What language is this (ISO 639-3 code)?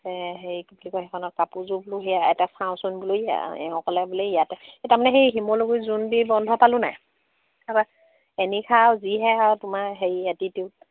asm